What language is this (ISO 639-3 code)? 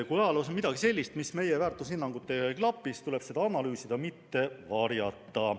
est